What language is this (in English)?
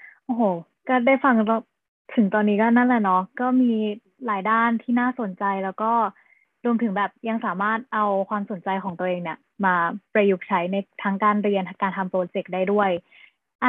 Thai